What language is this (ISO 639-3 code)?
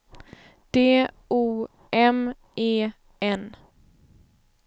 swe